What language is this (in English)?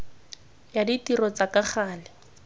Tswana